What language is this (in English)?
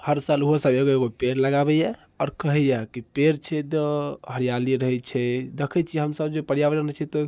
Maithili